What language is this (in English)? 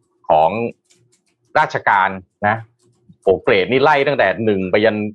Thai